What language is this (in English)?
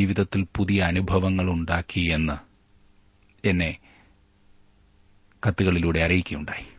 Malayalam